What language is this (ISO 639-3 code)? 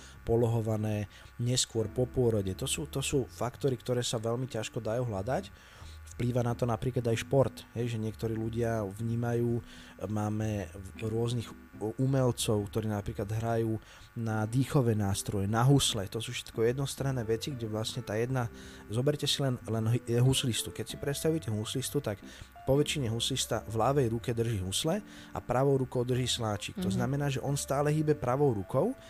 slk